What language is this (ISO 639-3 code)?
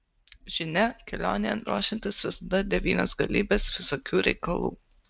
lit